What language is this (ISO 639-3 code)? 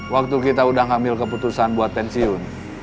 ind